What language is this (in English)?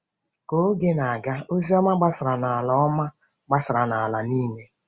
Igbo